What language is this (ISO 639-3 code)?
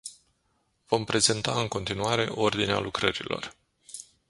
ron